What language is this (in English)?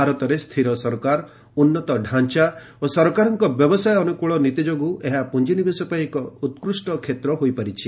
Odia